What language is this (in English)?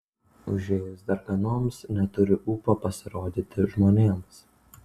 Lithuanian